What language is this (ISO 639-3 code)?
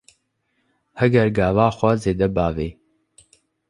kur